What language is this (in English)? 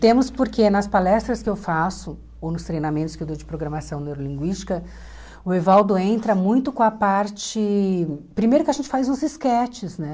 Portuguese